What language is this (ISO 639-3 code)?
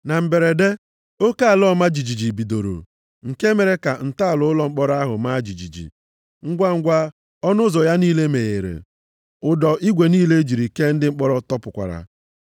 ibo